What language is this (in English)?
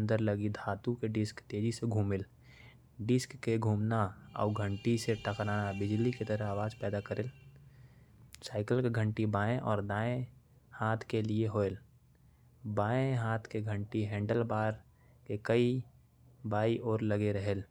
Korwa